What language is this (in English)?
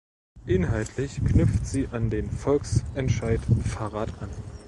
German